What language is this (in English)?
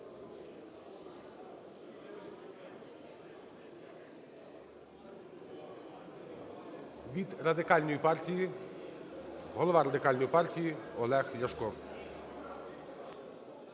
Ukrainian